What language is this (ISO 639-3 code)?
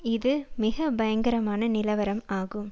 tam